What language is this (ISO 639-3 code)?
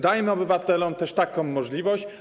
pol